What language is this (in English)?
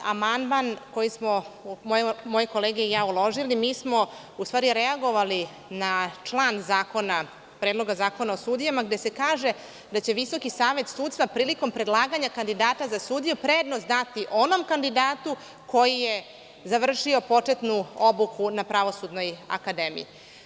Serbian